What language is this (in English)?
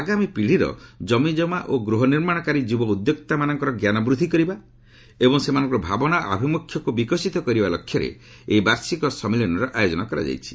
Odia